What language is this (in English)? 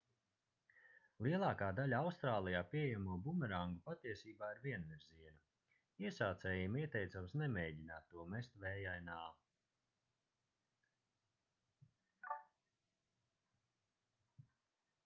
Latvian